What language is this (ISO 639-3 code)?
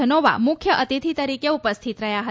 guj